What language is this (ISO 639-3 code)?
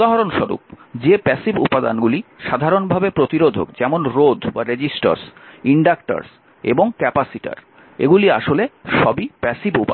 ben